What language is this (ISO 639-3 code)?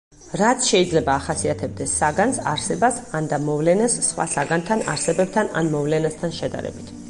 kat